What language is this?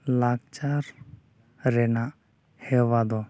Santali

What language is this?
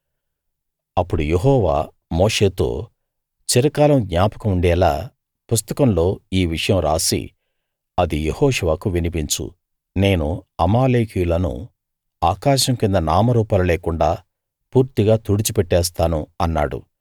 Telugu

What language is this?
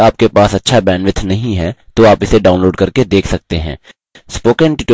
Hindi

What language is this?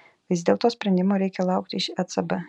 Lithuanian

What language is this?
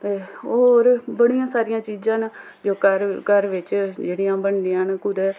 Dogri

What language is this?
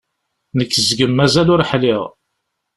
Kabyle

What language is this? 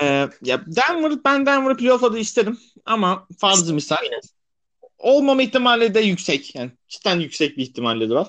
Turkish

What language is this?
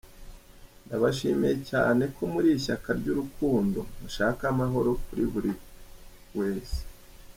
Kinyarwanda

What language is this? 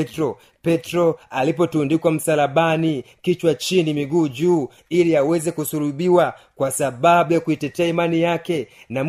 Swahili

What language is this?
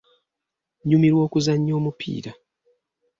Ganda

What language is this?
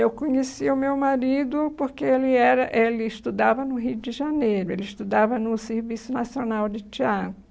Portuguese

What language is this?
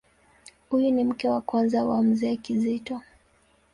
Swahili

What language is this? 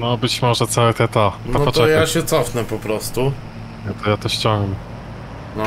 Polish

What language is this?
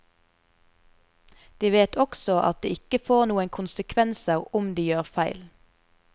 Norwegian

